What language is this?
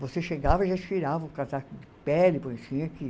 Portuguese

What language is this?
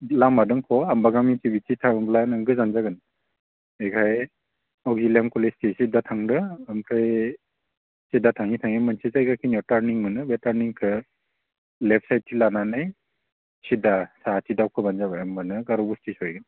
Bodo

